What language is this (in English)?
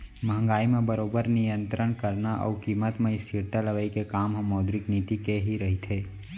Chhattisgarhi